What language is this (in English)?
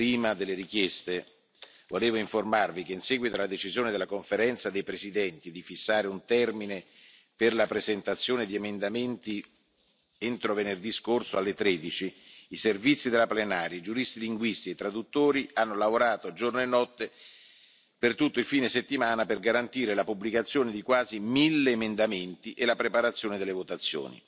Italian